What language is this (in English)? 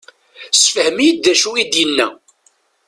Kabyle